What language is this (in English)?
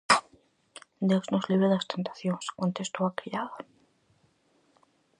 Galician